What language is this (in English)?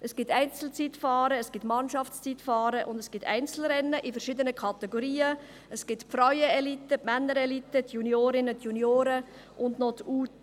Swiss German